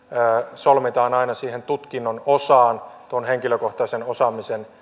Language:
Finnish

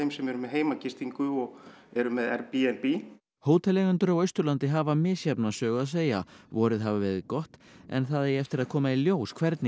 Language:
Icelandic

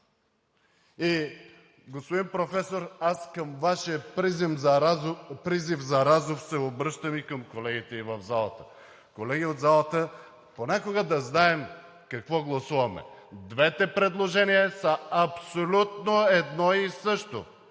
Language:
Bulgarian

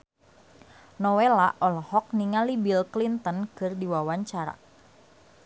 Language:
Sundanese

